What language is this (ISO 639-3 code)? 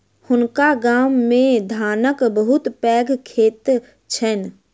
mai